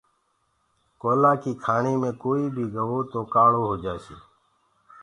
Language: Gurgula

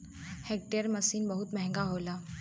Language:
Bhojpuri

